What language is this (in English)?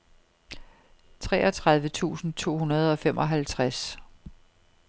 Danish